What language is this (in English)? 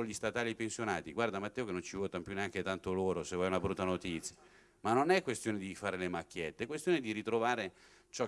Italian